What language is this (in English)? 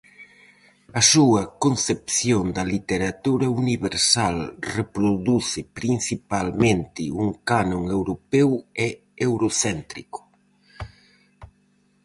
Galician